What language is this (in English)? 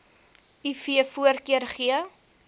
Afrikaans